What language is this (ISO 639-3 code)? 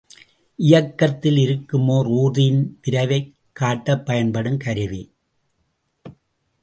tam